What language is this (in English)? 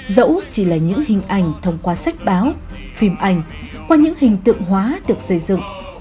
Vietnamese